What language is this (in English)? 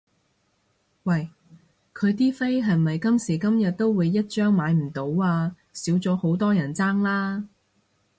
Cantonese